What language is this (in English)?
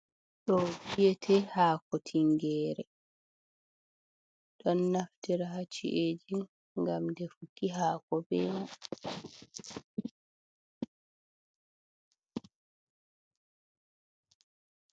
Fula